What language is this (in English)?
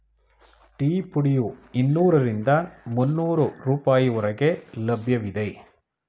Kannada